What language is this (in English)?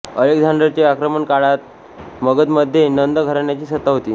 Marathi